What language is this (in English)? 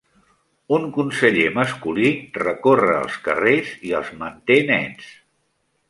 Catalan